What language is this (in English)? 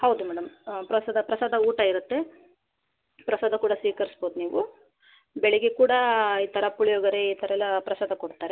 Kannada